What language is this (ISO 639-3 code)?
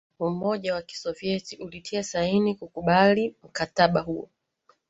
swa